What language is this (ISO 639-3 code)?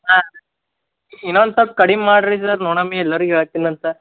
kan